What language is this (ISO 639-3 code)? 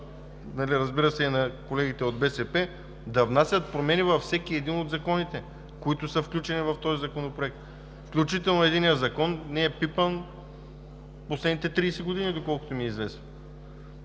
bul